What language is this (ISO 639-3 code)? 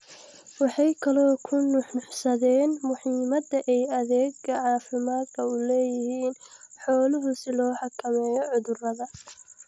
som